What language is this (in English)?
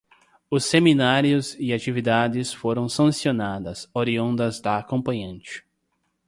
Portuguese